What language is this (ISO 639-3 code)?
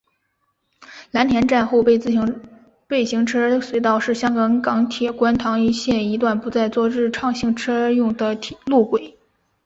zho